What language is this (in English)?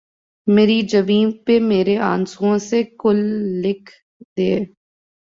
Urdu